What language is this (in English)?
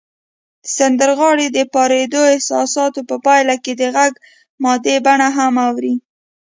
Pashto